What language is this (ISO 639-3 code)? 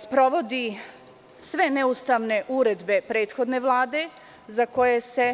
srp